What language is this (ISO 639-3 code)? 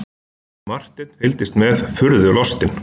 isl